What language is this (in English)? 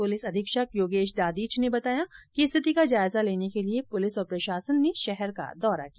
Hindi